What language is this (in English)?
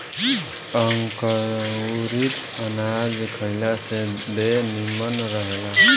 Bhojpuri